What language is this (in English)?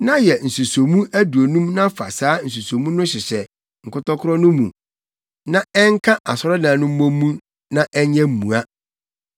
Akan